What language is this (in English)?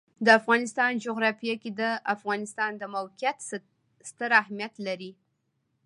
Pashto